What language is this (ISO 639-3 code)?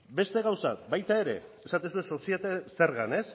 eus